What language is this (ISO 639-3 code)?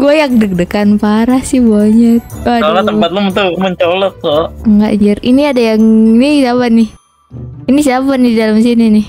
ind